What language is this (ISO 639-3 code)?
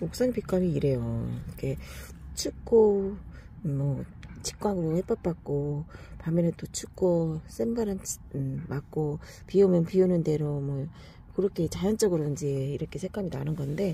kor